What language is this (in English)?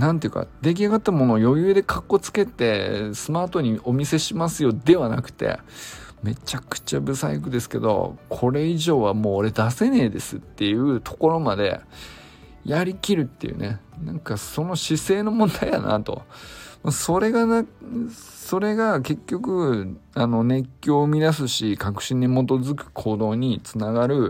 Japanese